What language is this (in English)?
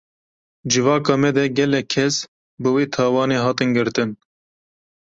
Kurdish